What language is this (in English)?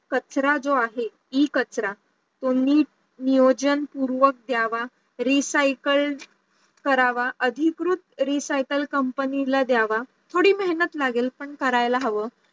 Marathi